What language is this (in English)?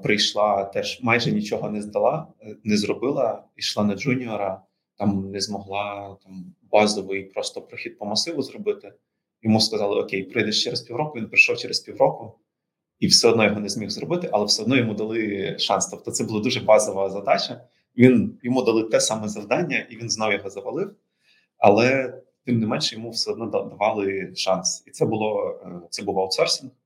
Ukrainian